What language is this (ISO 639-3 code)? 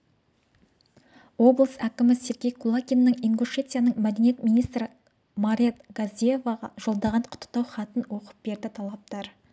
kaz